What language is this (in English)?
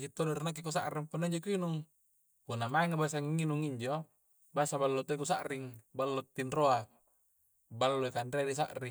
Coastal Konjo